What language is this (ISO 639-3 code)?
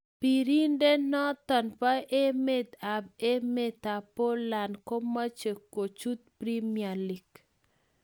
kln